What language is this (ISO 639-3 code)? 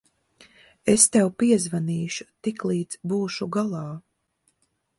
lav